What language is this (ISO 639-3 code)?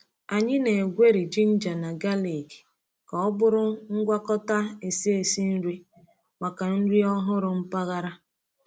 ibo